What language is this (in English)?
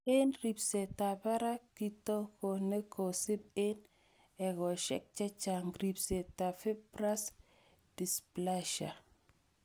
Kalenjin